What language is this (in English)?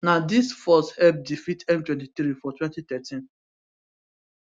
Nigerian Pidgin